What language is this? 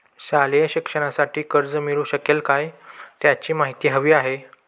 Marathi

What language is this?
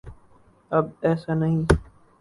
Urdu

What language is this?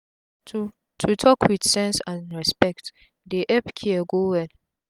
Nigerian Pidgin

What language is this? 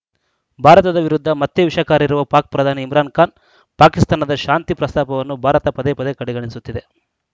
Kannada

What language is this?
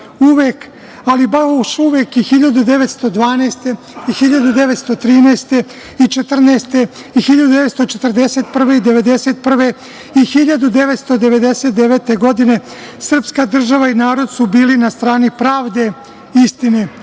Serbian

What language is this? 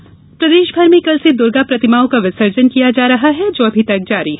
Hindi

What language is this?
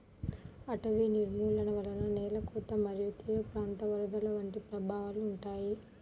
Telugu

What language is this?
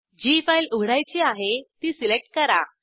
Marathi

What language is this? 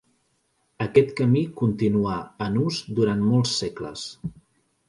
Catalan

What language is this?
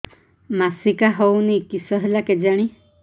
Odia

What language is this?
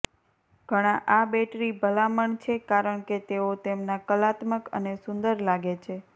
Gujarati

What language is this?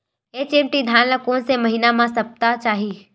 Chhattisgarhi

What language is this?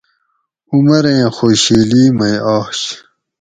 Gawri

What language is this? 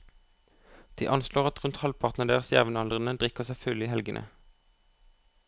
Norwegian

